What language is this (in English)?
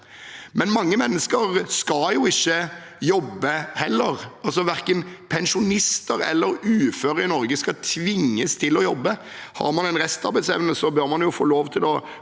Norwegian